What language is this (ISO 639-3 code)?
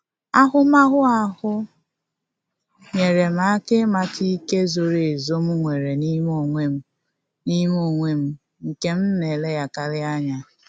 ibo